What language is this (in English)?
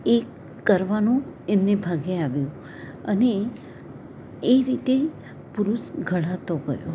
Gujarati